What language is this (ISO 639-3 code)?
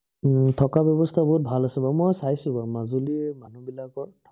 asm